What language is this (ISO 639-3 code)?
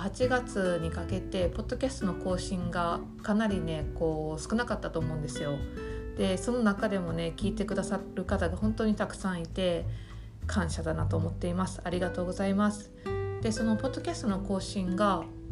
jpn